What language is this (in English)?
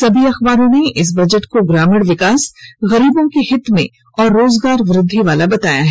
Hindi